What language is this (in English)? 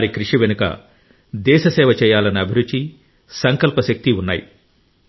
Telugu